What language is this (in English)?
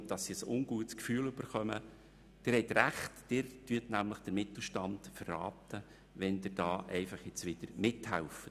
Swiss German